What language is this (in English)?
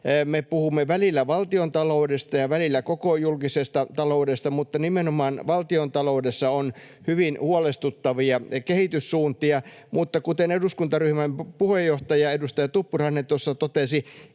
Finnish